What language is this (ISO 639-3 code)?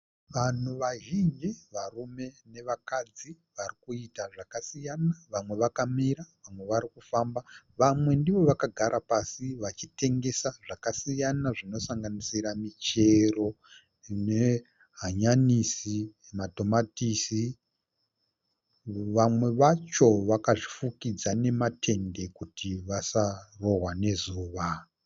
sna